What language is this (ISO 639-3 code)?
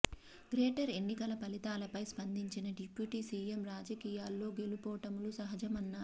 tel